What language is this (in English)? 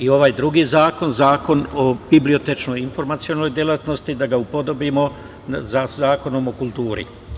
Serbian